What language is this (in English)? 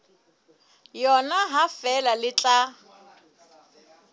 Southern Sotho